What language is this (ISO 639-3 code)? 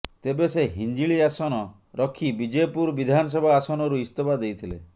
ori